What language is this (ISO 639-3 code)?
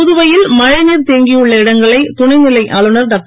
tam